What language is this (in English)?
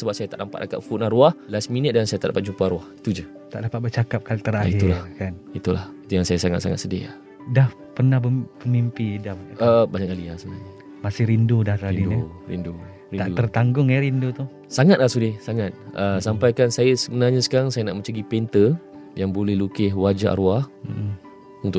Malay